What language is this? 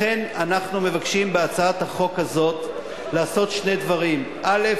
Hebrew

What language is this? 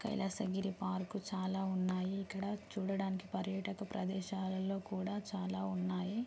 Telugu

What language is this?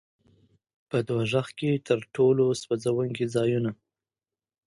Pashto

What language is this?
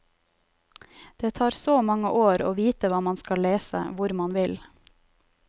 Norwegian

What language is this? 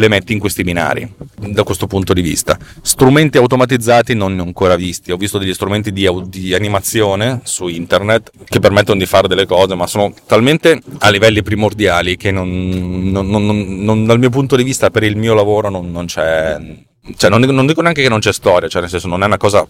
Italian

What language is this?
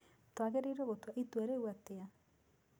Kikuyu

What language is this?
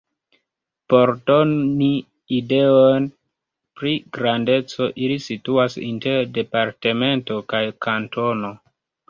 Esperanto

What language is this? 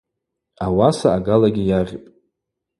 Abaza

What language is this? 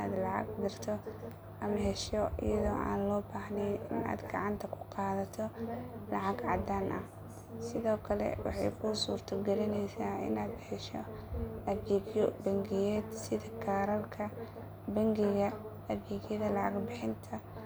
Somali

